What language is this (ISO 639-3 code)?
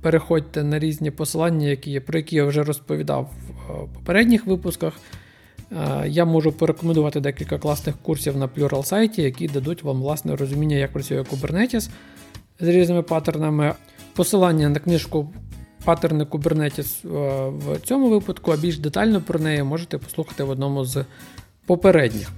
ukr